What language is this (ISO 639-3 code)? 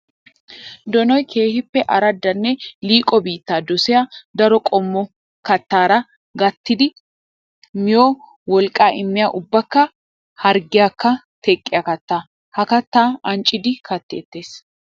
wal